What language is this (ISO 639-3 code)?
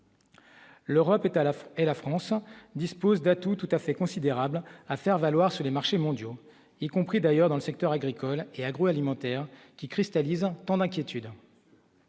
fra